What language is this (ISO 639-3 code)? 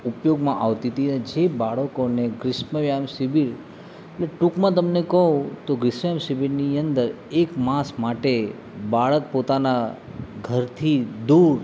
guj